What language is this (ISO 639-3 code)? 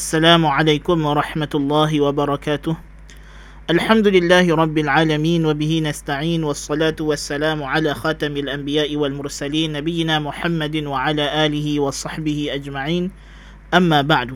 msa